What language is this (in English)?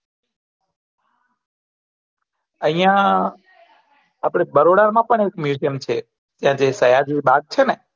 Gujarati